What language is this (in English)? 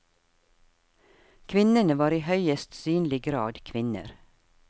Norwegian